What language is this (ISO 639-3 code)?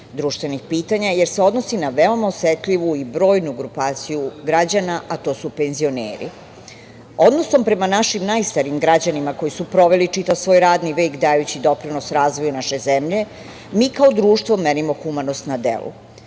srp